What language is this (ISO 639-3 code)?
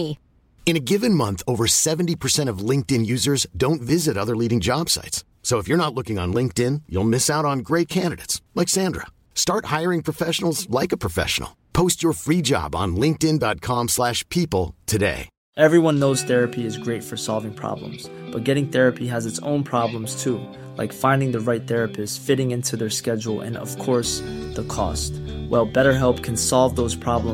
fra